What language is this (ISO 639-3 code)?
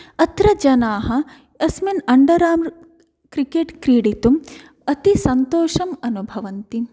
san